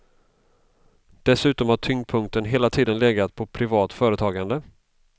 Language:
Swedish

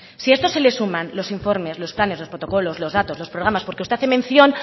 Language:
Spanish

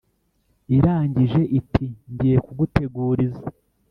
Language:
Kinyarwanda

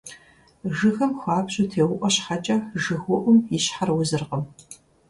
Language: Kabardian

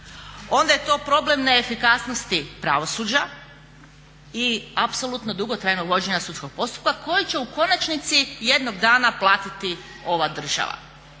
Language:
Croatian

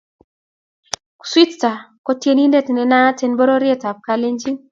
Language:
Kalenjin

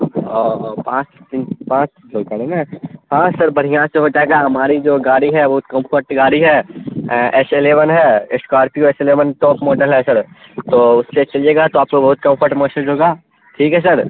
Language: Urdu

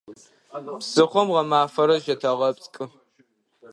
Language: Adyghe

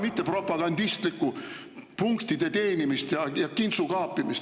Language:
Estonian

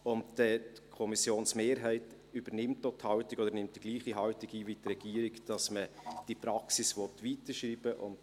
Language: Swiss German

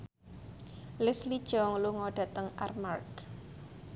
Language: Javanese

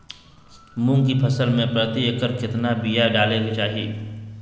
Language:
Magahi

